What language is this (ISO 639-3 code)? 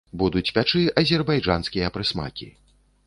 bel